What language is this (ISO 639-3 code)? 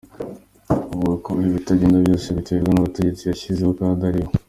kin